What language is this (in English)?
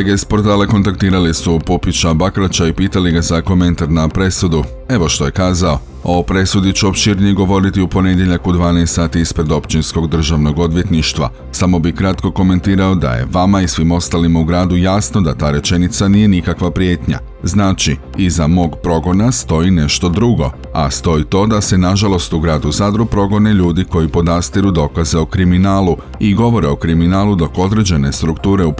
Croatian